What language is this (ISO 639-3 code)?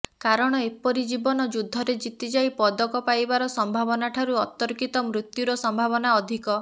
ori